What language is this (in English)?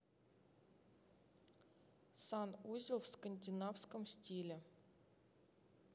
Russian